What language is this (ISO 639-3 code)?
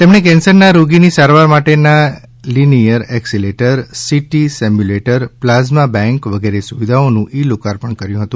guj